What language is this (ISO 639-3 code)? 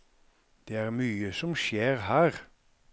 nor